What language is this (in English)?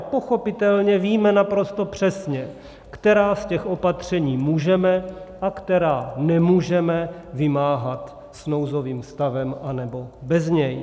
Czech